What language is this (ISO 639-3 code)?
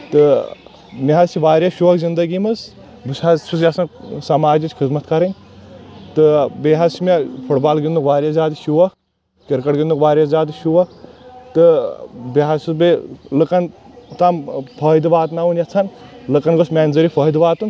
kas